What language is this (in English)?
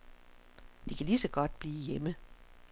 Danish